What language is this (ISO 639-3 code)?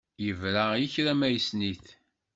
kab